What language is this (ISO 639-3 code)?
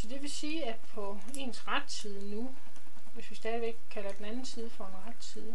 dan